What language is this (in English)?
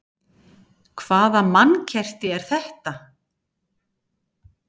Icelandic